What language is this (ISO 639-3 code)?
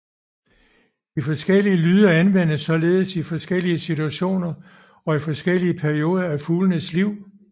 dan